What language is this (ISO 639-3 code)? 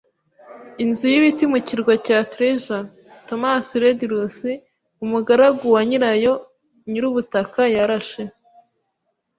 kin